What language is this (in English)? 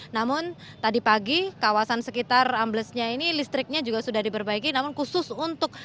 Indonesian